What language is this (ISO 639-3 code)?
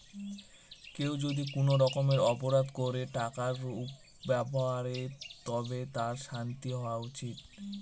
ben